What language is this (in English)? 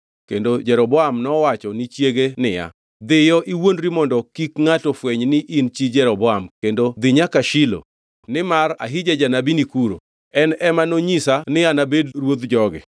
Luo (Kenya and Tanzania)